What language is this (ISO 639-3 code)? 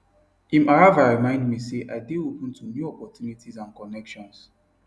pcm